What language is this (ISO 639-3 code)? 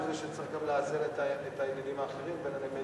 heb